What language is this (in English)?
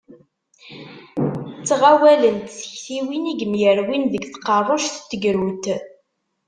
Kabyle